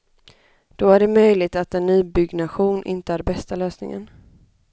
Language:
Swedish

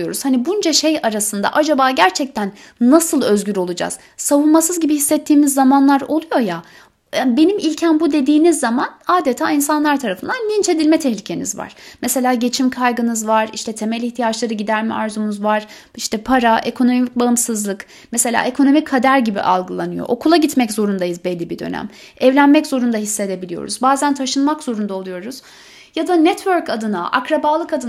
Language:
Turkish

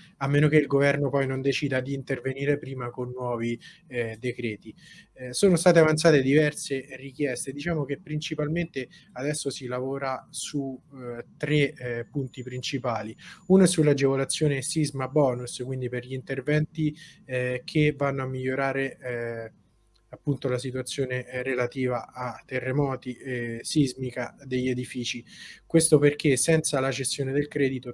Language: Italian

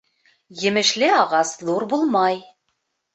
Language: Bashkir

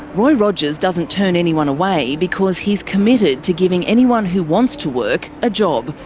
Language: English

